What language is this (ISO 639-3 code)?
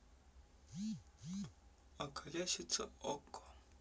rus